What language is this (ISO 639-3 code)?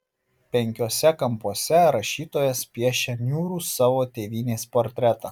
lit